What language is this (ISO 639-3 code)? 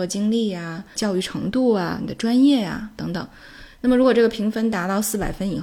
zho